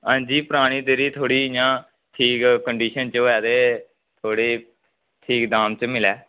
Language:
Dogri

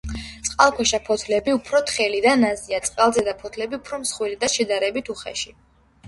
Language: Georgian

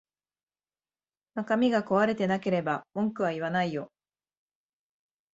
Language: Japanese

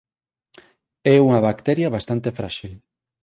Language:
Galician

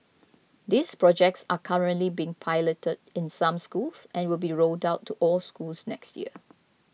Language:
English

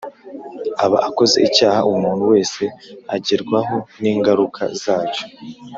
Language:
Kinyarwanda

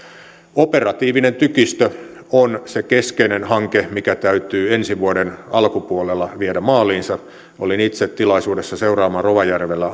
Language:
Finnish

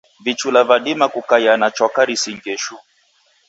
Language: Taita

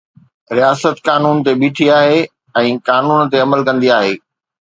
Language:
Sindhi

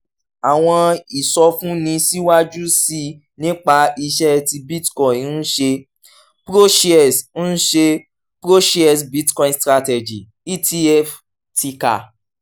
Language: Yoruba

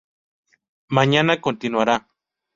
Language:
Spanish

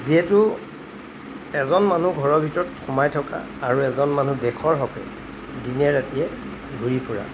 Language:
Assamese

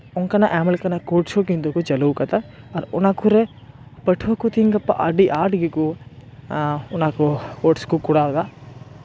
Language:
Santali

